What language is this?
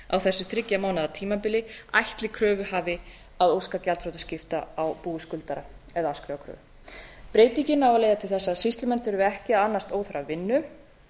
Icelandic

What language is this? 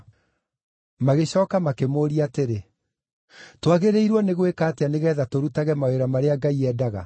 Kikuyu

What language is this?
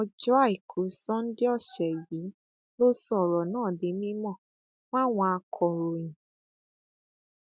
Yoruba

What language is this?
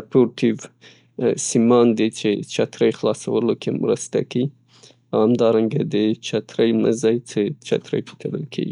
Pashto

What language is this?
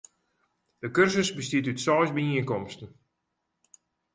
Western Frisian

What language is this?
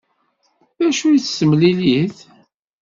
Kabyle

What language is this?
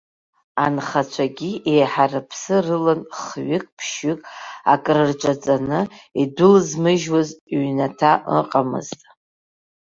Abkhazian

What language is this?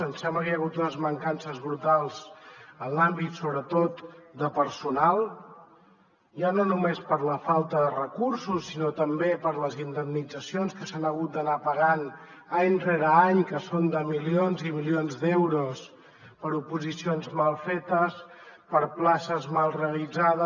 Catalan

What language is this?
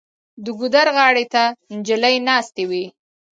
Pashto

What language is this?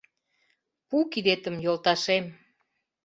Mari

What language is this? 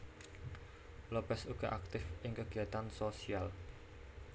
Javanese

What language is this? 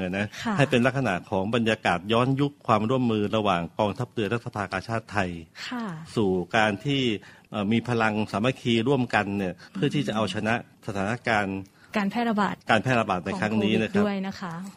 Thai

